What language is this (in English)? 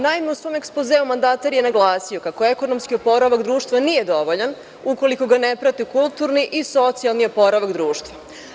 Serbian